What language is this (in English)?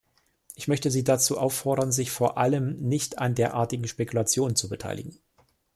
German